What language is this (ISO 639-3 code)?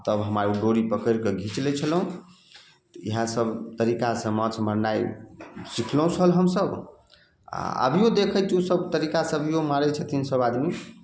mai